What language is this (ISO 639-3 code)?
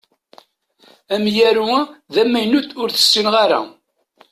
kab